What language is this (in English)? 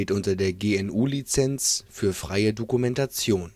German